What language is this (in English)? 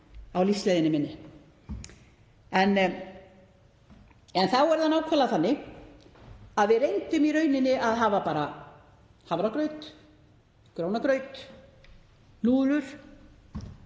Icelandic